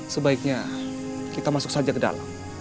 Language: Indonesian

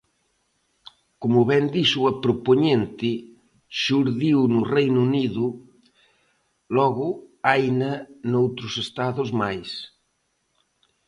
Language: Galician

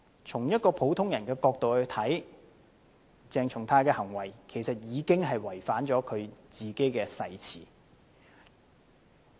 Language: Cantonese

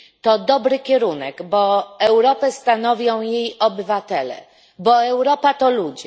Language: Polish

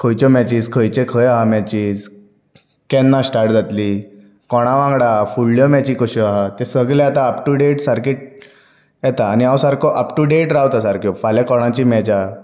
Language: Konkani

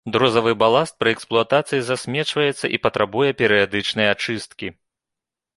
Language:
Belarusian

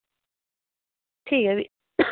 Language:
Dogri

